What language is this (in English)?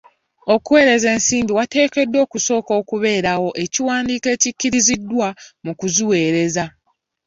Ganda